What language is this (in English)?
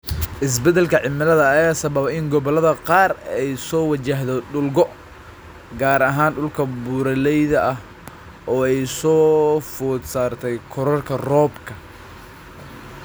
Somali